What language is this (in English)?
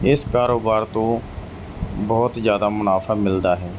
Punjabi